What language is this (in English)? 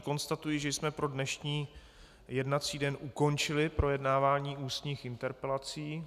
Czech